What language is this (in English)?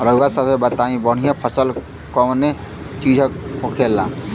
Bhojpuri